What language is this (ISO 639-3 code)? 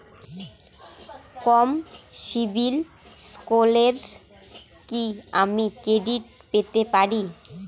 ben